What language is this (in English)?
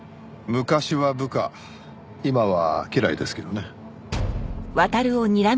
Japanese